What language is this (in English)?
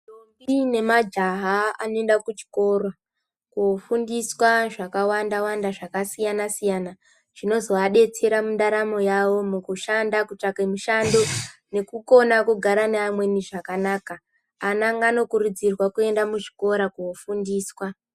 Ndau